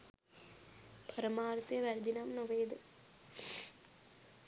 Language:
Sinhala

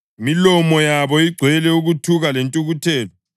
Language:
North Ndebele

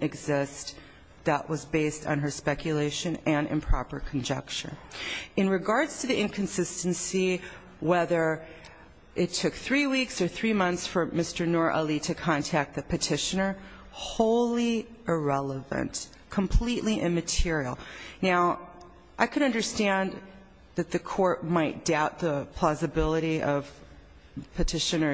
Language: English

